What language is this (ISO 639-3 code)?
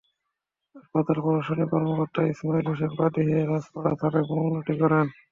ben